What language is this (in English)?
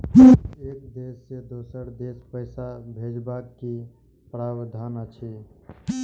Maithili